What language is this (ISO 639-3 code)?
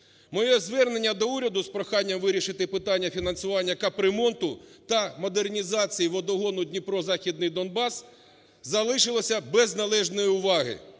ukr